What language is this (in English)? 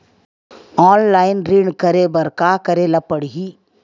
Chhattisgarhi